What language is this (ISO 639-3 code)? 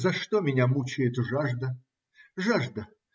rus